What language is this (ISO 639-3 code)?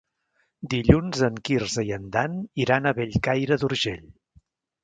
cat